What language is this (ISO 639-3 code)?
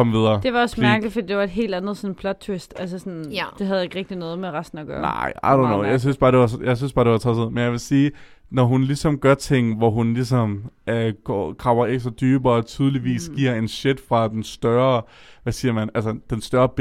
dan